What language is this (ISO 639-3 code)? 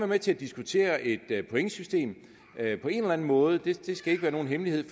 dan